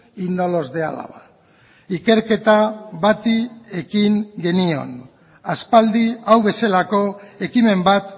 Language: Basque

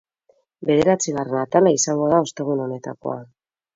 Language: Basque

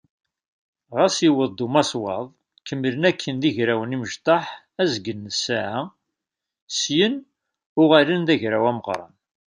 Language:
Kabyle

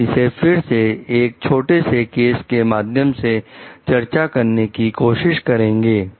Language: Hindi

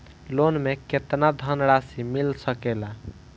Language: Bhojpuri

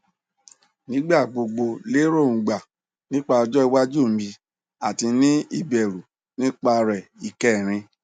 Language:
Yoruba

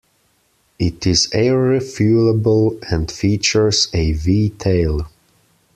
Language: English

